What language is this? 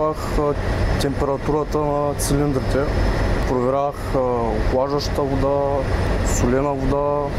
Bulgarian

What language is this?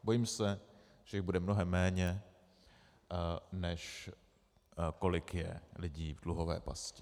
Czech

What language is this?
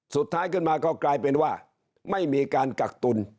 Thai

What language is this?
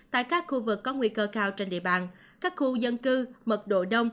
Vietnamese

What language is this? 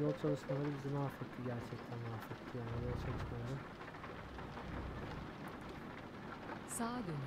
Turkish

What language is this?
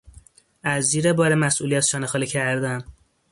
Persian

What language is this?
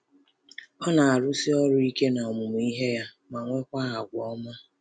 Igbo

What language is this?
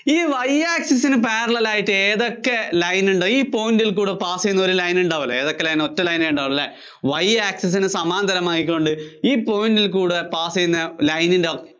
Malayalam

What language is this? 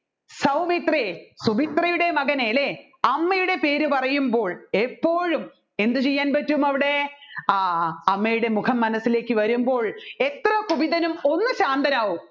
Malayalam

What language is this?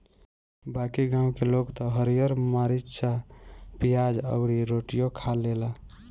Bhojpuri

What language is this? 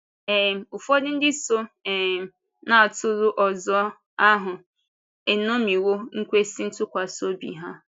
Igbo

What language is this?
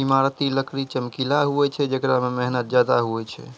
Maithili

